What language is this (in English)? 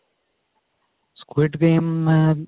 Punjabi